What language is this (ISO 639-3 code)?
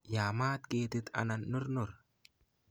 kln